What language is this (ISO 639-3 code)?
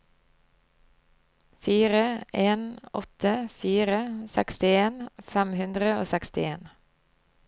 nor